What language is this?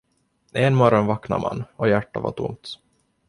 Swedish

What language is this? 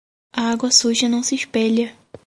Portuguese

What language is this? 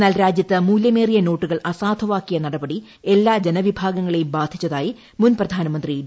Malayalam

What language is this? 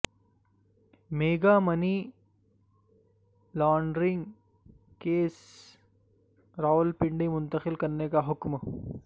Urdu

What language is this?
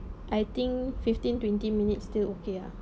English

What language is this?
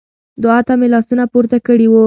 Pashto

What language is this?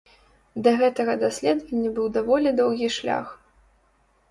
Belarusian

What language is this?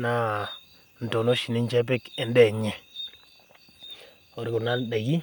Masai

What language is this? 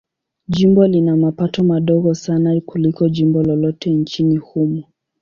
Swahili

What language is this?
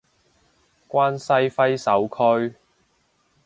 Cantonese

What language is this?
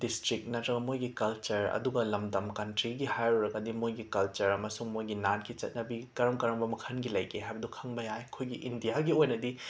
Manipuri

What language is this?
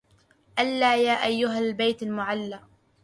Arabic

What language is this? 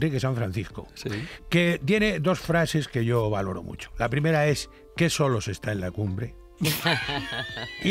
Spanish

